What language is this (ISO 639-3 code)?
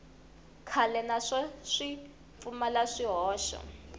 tso